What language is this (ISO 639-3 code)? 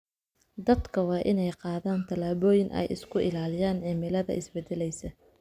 som